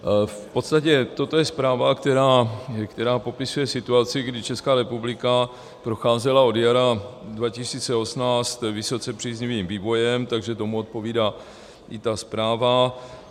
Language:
Czech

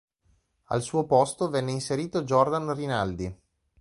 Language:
Italian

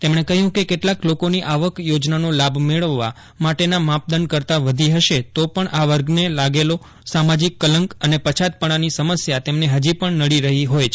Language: Gujarati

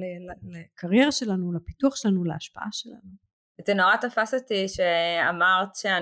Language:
Hebrew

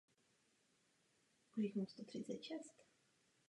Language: Czech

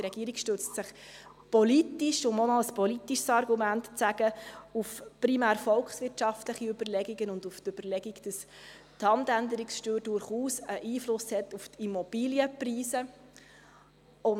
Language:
Swiss German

